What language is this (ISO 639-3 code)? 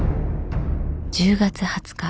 jpn